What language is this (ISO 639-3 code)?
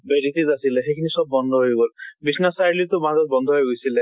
asm